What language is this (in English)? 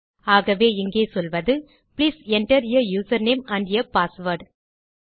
Tamil